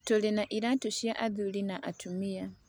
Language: Kikuyu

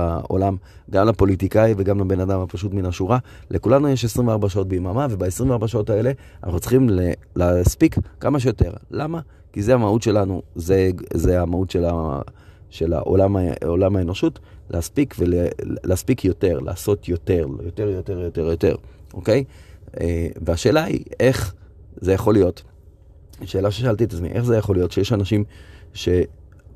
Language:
Hebrew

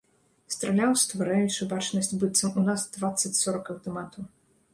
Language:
Belarusian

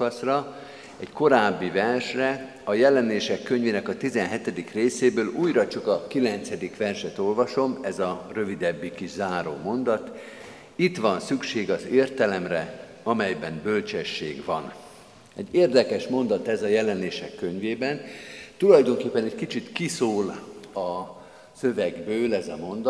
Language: Hungarian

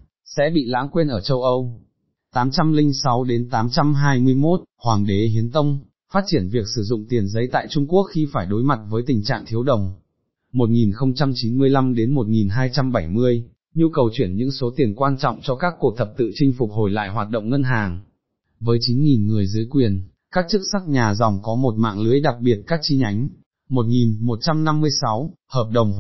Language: Vietnamese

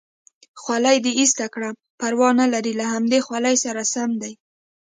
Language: Pashto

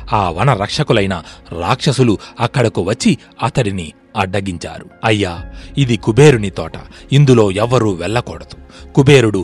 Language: Telugu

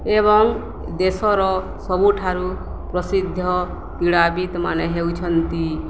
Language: Odia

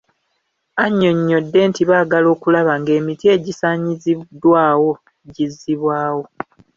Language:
Ganda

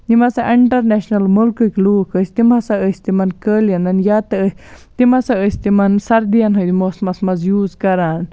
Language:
Kashmiri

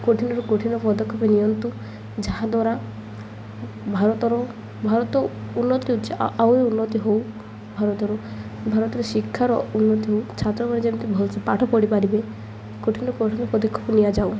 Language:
Odia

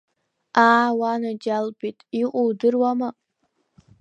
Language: Abkhazian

